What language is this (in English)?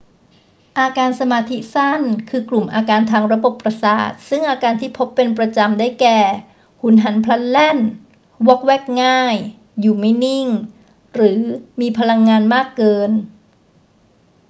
Thai